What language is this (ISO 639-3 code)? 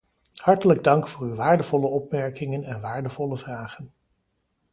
nld